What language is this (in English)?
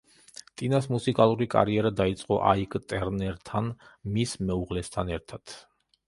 Georgian